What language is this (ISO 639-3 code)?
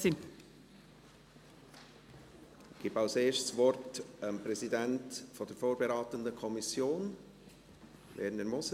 gsw